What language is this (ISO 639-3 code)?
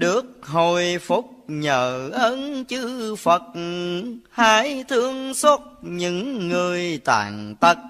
vie